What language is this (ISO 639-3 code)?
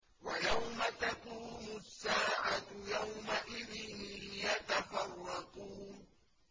ara